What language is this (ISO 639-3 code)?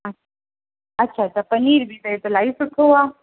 snd